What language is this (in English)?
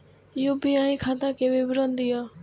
Maithili